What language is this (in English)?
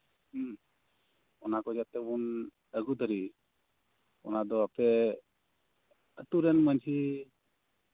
Santali